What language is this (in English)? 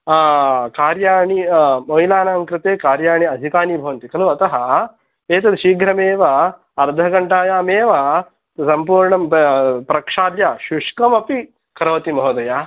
Sanskrit